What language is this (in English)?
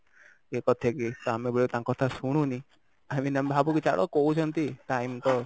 Odia